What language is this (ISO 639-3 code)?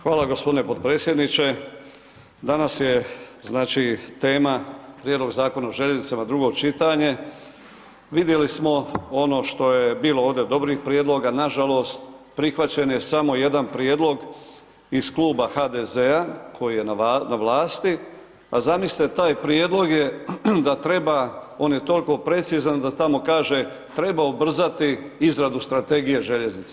hrv